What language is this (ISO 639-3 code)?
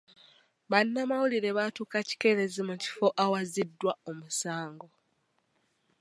lug